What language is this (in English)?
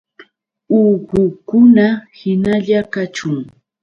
Yauyos Quechua